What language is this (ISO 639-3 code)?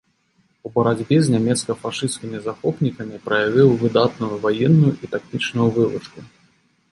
bel